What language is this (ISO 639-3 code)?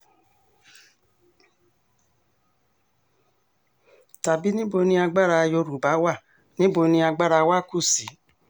yor